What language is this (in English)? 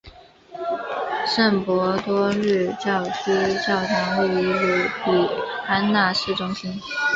Chinese